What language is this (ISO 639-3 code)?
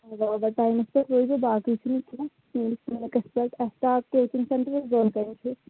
kas